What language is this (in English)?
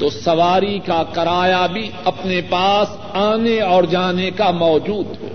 Urdu